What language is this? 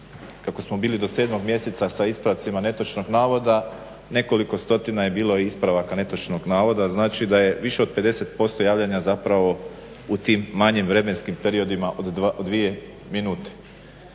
Croatian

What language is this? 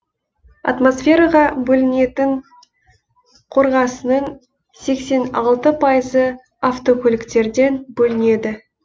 Kazakh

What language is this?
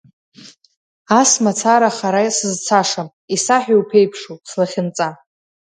Abkhazian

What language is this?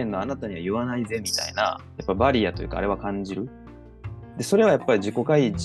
Japanese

